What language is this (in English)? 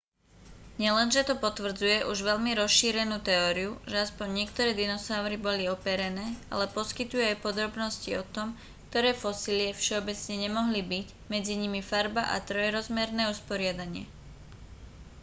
Slovak